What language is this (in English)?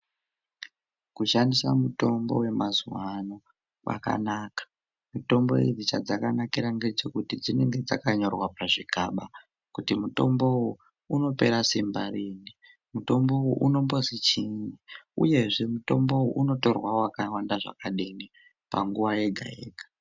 Ndau